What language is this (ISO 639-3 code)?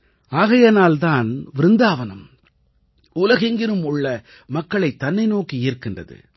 tam